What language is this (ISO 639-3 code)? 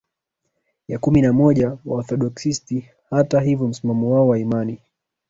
swa